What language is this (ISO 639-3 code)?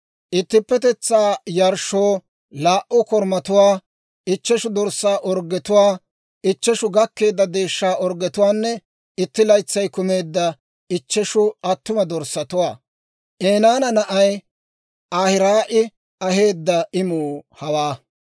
dwr